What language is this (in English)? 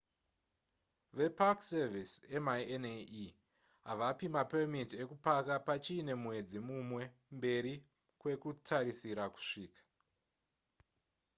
Shona